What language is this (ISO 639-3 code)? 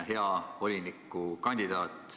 est